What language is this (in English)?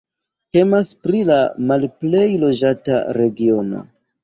Esperanto